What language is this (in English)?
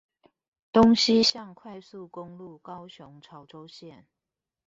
Chinese